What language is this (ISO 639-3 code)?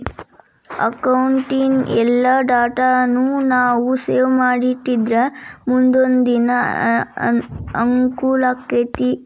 kan